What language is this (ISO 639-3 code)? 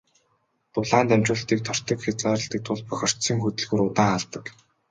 mon